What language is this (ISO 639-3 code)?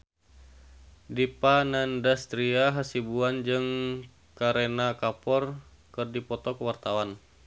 sun